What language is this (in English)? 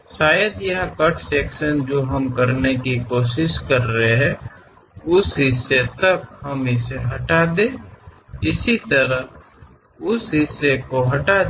Kannada